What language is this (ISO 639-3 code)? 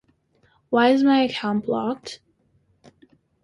eng